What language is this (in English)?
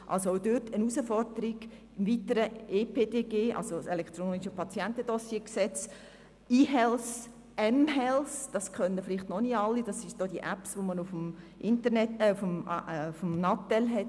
Swiss German